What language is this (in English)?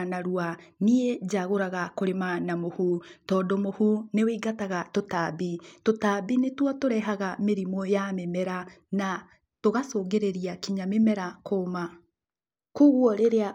Kikuyu